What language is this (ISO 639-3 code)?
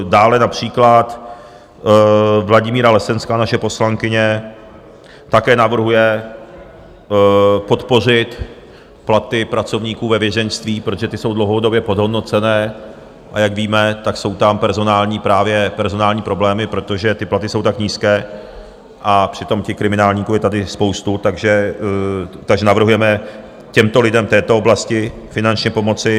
ces